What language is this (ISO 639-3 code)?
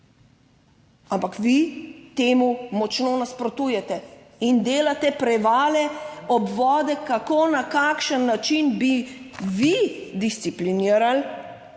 slv